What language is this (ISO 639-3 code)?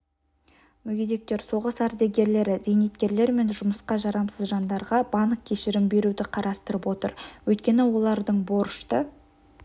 kaz